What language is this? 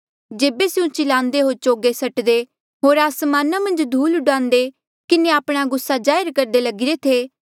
Mandeali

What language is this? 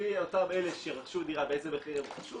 Hebrew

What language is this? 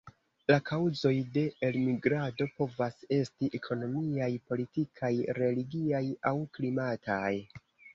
Esperanto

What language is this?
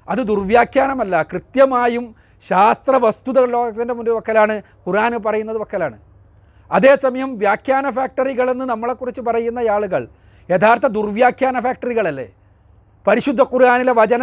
Malayalam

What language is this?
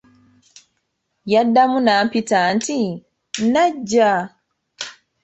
Ganda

